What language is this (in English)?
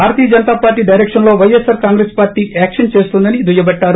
Telugu